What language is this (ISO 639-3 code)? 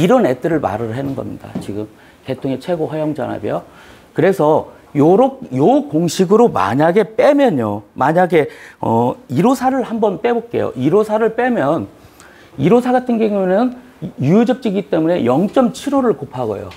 kor